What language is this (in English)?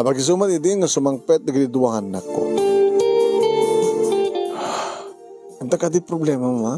Filipino